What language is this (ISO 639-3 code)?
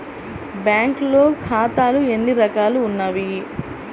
tel